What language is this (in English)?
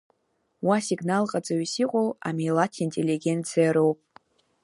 Abkhazian